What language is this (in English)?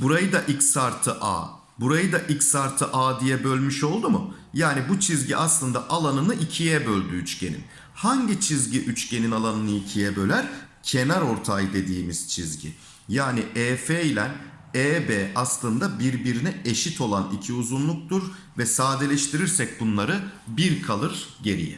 Turkish